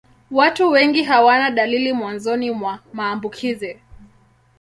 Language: Swahili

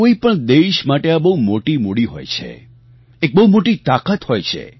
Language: Gujarati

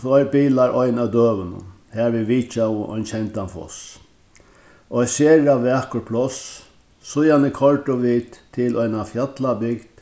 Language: Faroese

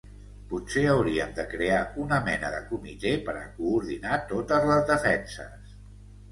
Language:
Catalan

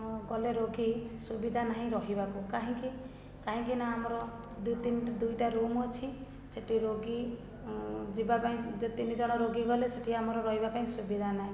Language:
Odia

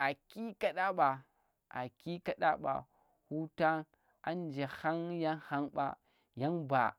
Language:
Tera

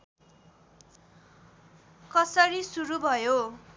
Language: Nepali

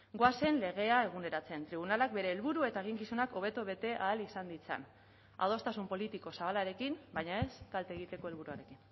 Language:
Basque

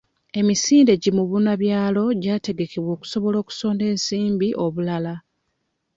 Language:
Ganda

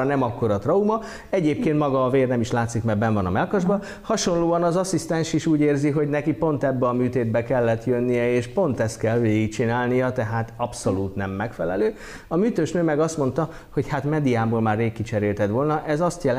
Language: Hungarian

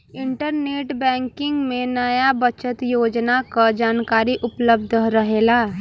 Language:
Bhojpuri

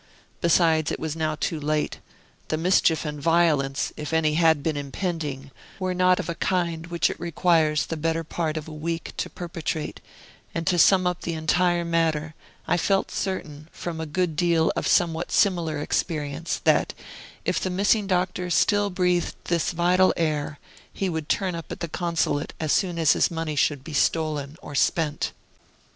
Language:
English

